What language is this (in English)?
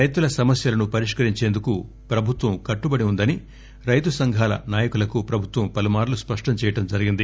Telugu